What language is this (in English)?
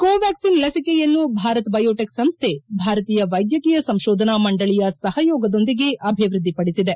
Kannada